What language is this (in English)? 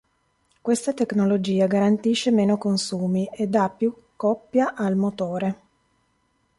Italian